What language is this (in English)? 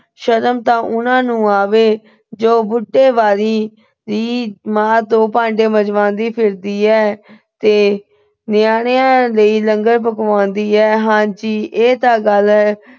Punjabi